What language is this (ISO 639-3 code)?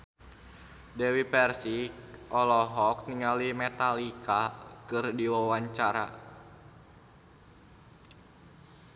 sun